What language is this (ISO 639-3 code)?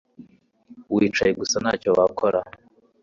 kin